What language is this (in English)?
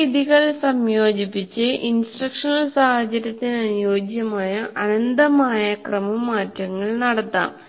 Malayalam